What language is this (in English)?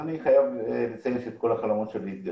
Hebrew